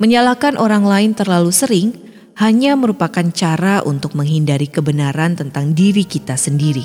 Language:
Indonesian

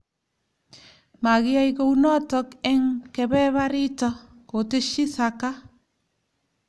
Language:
Kalenjin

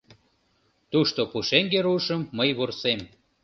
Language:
Mari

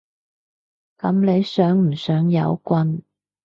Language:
Cantonese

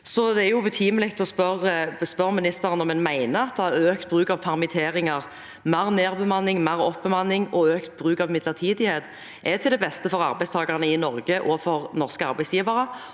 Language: Norwegian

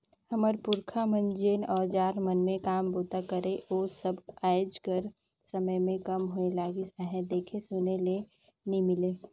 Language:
Chhattisgarhi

